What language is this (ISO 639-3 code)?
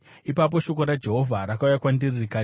sna